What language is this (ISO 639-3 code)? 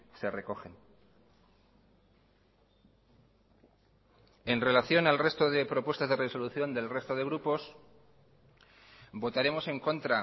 spa